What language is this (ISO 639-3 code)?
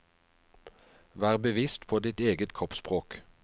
nor